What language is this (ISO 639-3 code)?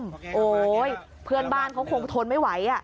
tha